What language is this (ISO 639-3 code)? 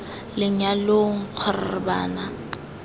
tsn